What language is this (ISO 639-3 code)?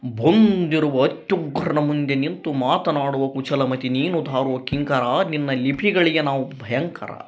kan